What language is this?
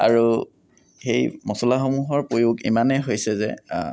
Assamese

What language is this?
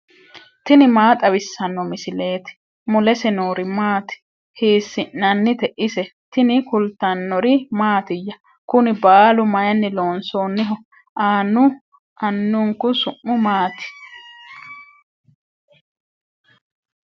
Sidamo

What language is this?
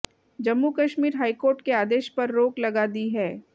Hindi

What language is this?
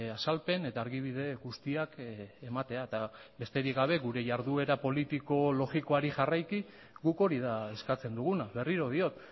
Basque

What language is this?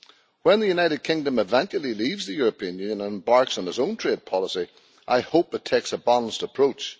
English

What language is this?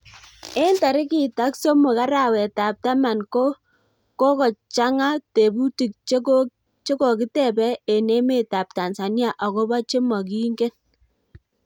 Kalenjin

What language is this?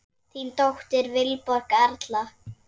Icelandic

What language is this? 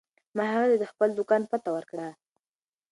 Pashto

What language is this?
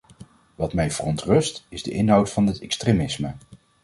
Dutch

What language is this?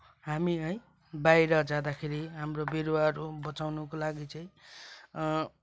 Nepali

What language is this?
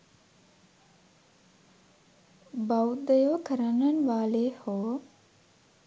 Sinhala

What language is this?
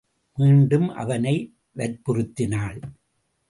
Tamil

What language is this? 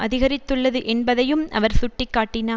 Tamil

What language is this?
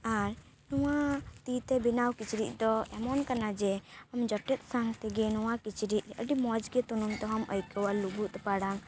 Santali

